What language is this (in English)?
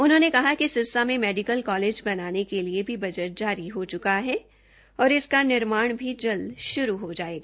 Hindi